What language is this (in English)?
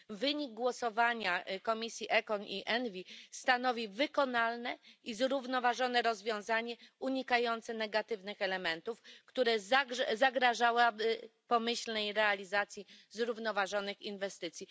Polish